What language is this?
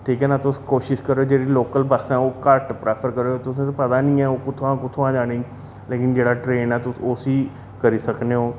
Dogri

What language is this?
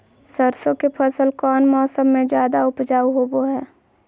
Magahi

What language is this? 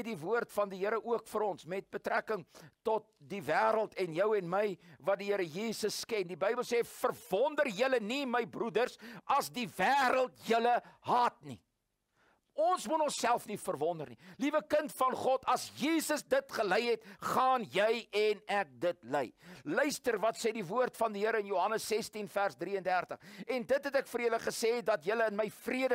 Dutch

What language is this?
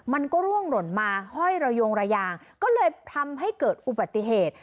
Thai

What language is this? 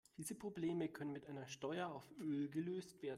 German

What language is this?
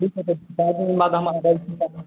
Maithili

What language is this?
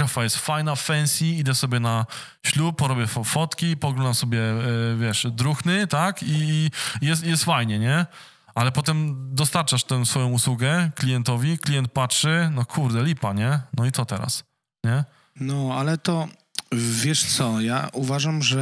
Polish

